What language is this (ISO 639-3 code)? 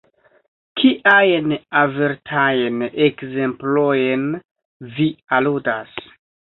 epo